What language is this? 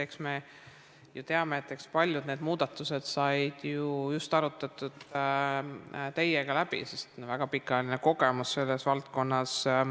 Estonian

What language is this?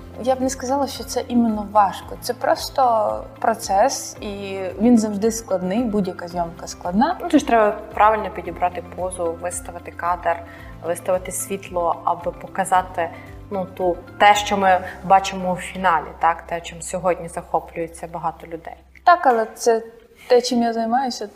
Ukrainian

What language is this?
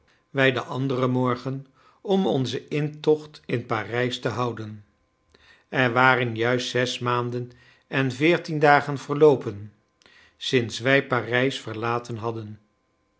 Dutch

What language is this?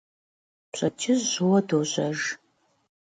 Kabardian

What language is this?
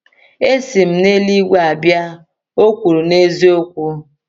Igbo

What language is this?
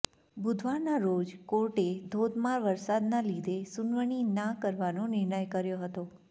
Gujarati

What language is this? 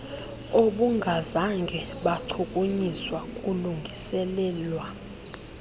Xhosa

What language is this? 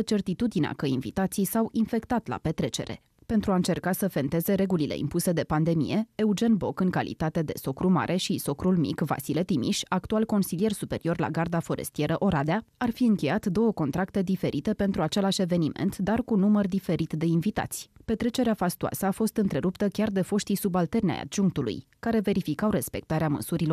Romanian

